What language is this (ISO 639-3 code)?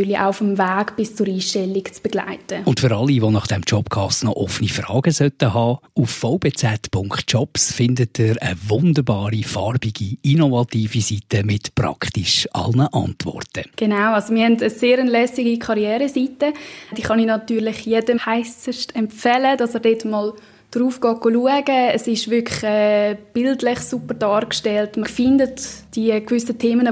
deu